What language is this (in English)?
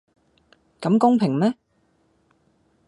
Cantonese